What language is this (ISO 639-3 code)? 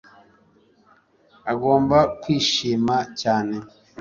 kin